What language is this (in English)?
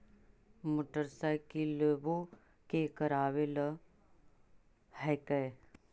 Magahi